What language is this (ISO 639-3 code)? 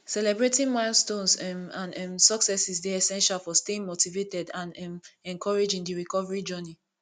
pcm